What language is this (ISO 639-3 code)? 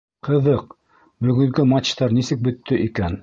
bak